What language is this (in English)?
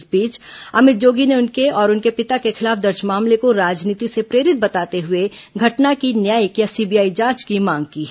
Hindi